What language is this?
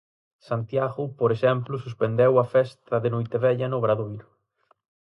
Galician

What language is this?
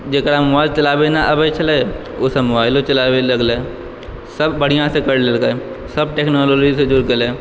Maithili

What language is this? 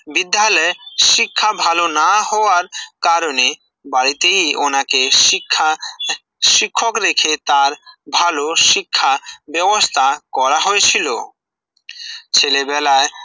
Bangla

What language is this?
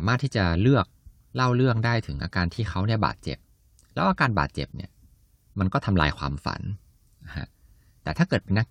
Thai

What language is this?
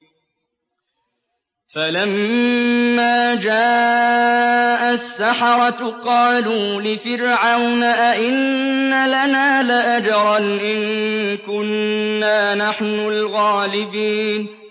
Arabic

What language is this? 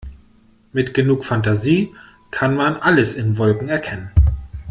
German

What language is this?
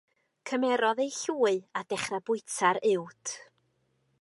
Welsh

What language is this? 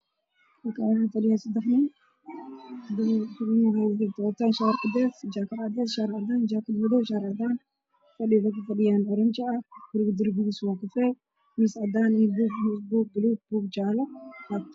Somali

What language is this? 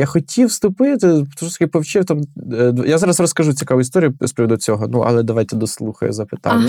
Ukrainian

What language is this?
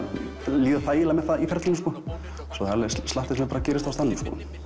Icelandic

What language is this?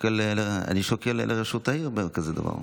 Hebrew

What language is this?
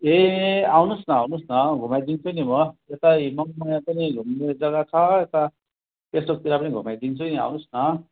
Nepali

